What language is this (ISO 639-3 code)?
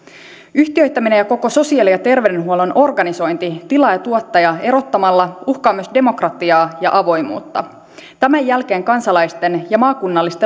fin